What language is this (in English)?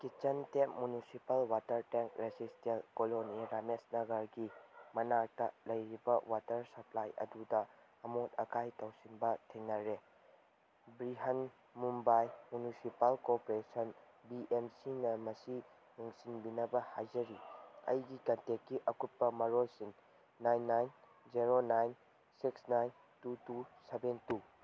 Manipuri